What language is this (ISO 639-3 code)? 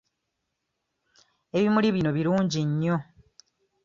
lug